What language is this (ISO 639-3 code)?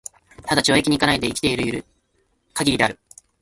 jpn